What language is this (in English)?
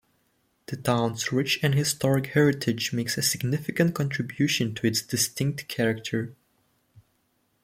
English